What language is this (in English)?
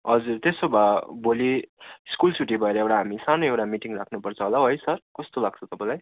Nepali